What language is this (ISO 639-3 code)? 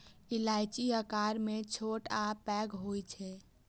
mai